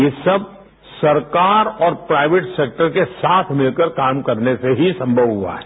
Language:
Hindi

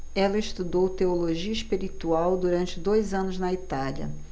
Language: Portuguese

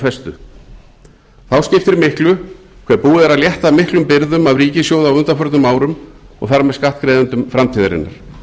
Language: Icelandic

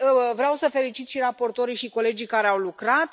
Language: Romanian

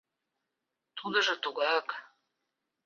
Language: Mari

